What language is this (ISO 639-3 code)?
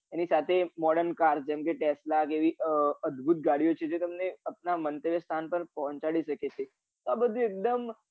guj